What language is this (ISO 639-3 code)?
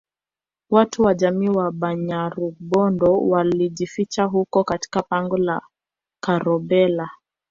swa